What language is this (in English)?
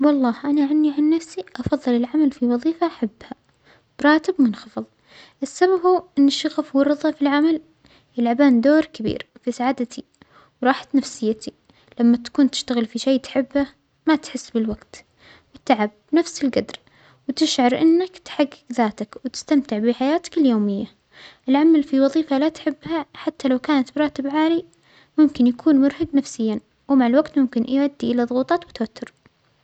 Omani Arabic